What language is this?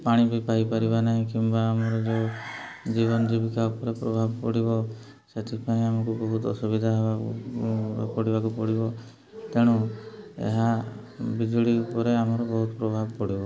Odia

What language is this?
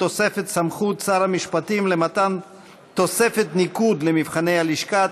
Hebrew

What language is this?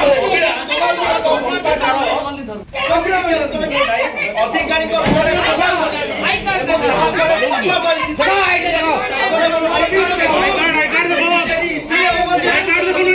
Arabic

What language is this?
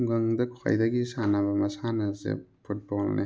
Manipuri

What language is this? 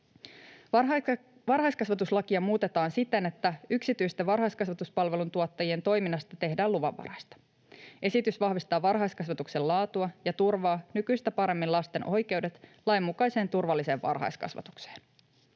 Finnish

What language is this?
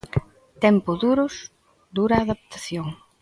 Galician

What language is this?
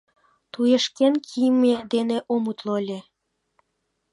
Mari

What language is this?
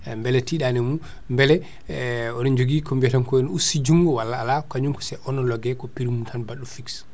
Fula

